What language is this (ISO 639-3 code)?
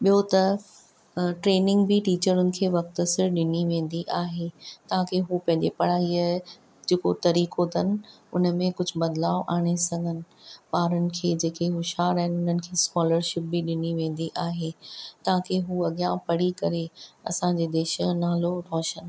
snd